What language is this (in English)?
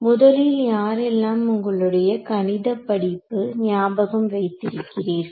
Tamil